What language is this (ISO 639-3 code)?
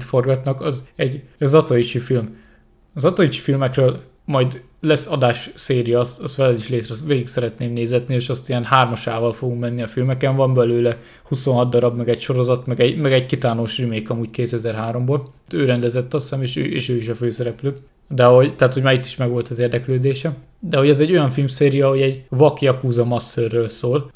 hun